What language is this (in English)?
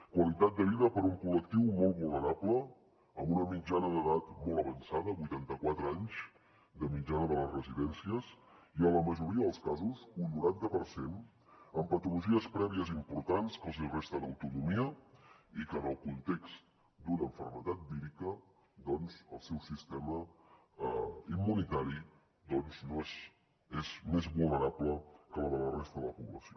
Catalan